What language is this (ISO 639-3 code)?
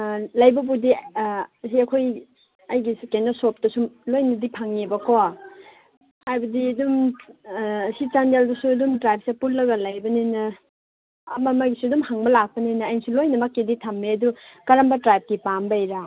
mni